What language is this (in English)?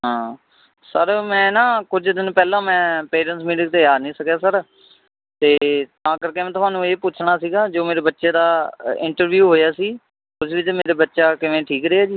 Punjabi